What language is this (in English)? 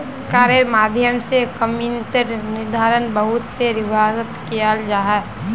Magahi